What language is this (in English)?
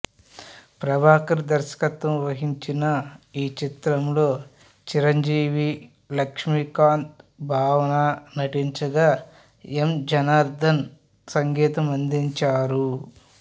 Telugu